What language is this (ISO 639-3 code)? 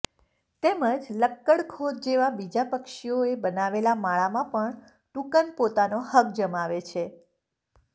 guj